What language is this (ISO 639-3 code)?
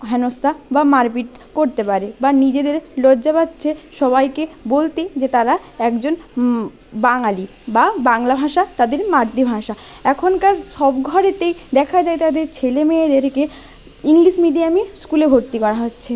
ben